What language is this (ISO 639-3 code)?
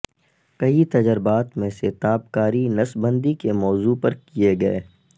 urd